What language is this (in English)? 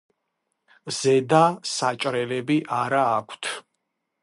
Georgian